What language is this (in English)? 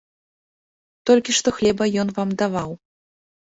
Belarusian